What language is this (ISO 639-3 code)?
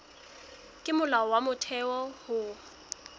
sot